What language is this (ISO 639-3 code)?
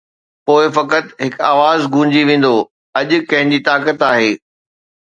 snd